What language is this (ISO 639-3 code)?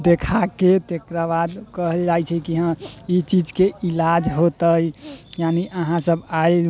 mai